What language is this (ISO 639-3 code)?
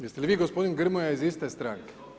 hrv